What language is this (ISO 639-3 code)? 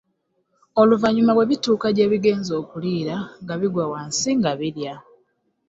lug